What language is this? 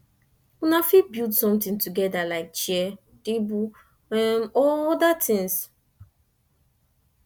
Nigerian Pidgin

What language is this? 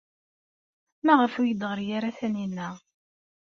Kabyle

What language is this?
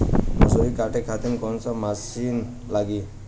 Bhojpuri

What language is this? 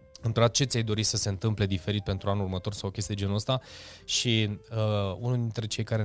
Romanian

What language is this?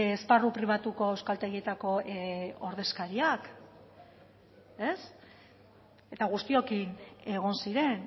Basque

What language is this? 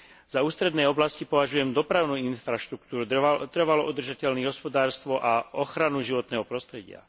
Slovak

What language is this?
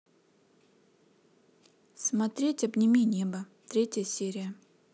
Russian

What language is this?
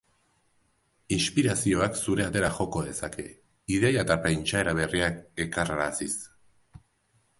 Basque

